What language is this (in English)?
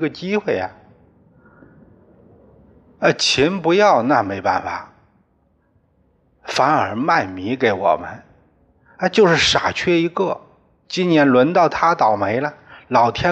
Chinese